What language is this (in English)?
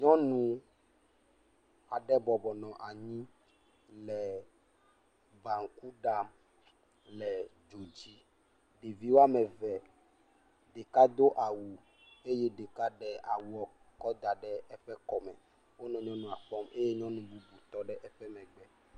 Ewe